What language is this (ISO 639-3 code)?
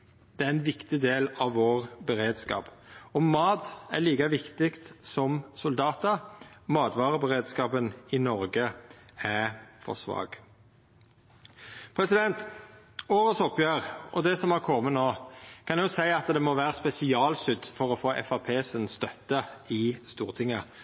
nno